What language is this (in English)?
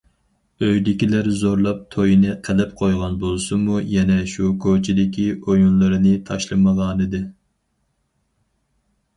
Uyghur